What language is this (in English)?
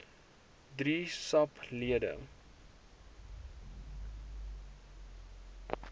Afrikaans